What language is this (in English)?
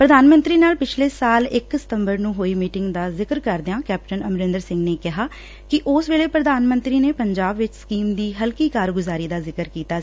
Punjabi